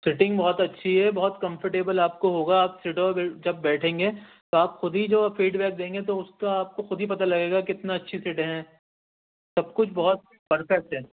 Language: Urdu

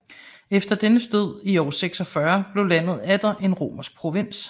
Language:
Danish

